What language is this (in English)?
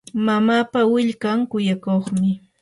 Yanahuanca Pasco Quechua